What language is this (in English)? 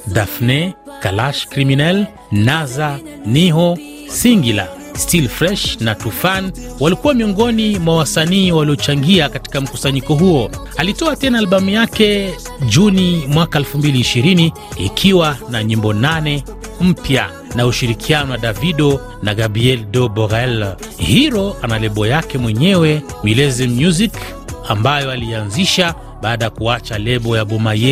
Swahili